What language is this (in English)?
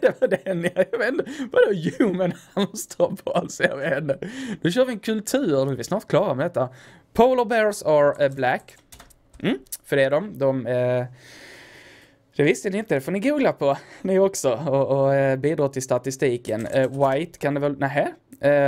Swedish